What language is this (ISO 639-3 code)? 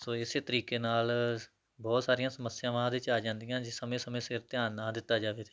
pan